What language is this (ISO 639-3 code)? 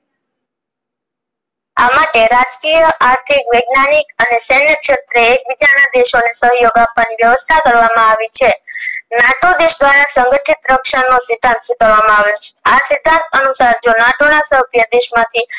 guj